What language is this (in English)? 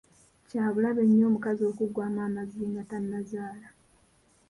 Ganda